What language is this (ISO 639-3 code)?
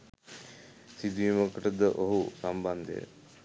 sin